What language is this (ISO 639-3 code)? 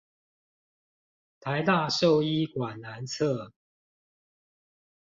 zho